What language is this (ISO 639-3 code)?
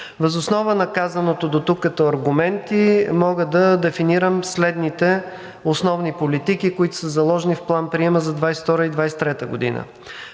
bul